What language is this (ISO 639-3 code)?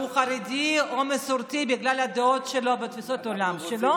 heb